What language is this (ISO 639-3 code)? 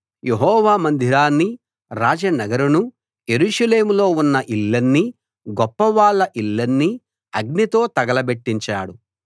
tel